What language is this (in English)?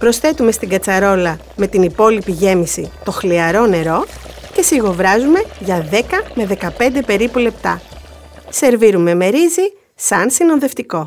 Greek